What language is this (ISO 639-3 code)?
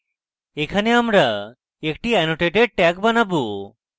ben